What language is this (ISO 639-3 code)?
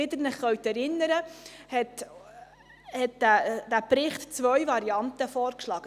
gsw